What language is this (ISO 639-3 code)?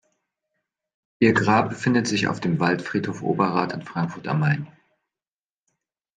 deu